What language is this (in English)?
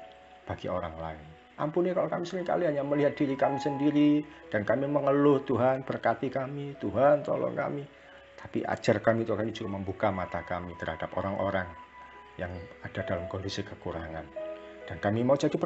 Indonesian